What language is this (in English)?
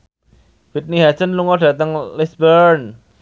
Javanese